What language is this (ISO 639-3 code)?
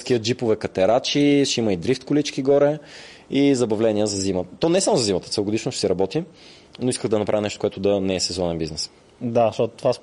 bul